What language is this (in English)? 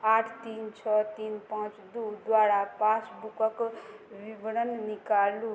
Maithili